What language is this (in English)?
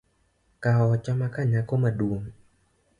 Luo (Kenya and Tanzania)